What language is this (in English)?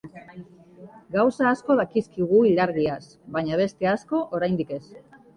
Basque